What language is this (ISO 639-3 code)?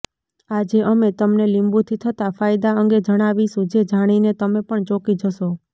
guj